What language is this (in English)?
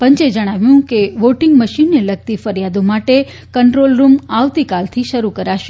Gujarati